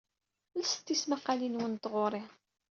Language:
Kabyle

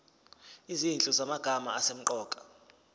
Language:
Zulu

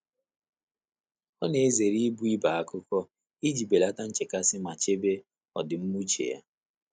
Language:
Igbo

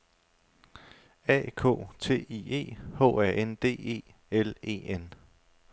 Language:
Danish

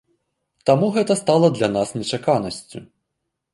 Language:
Belarusian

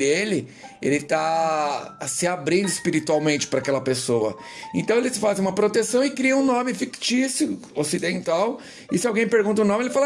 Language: Portuguese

